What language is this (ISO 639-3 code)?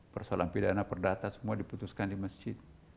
ind